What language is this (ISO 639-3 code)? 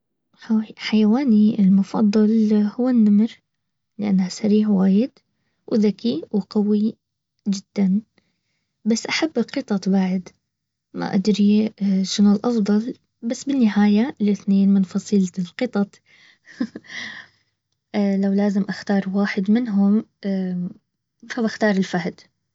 abv